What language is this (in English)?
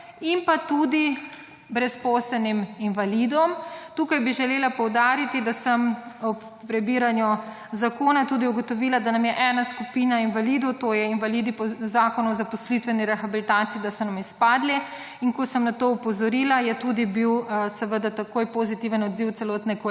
Slovenian